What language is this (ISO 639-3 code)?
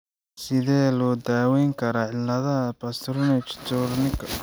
som